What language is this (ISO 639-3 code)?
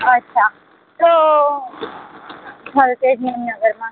guj